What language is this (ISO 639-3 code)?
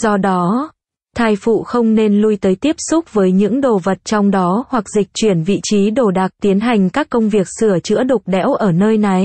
vie